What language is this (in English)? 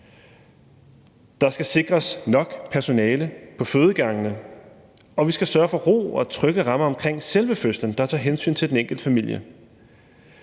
Danish